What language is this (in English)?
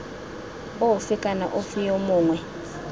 Tswana